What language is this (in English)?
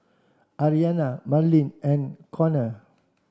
English